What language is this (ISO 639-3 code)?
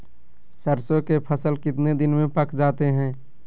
mag